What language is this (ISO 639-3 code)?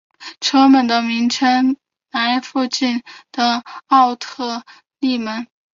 zho